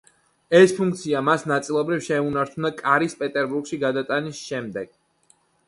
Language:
Georgian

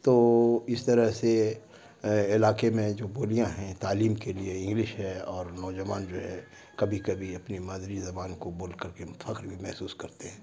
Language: Urdu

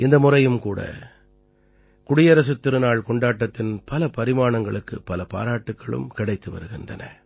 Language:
Tamil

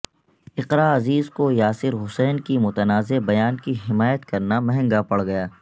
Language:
Urdu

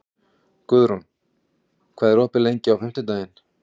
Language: Icelandic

